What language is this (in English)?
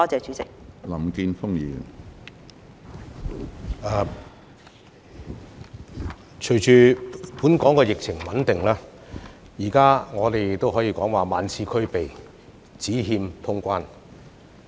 Cantonese